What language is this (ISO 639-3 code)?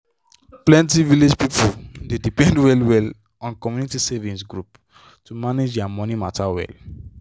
pcm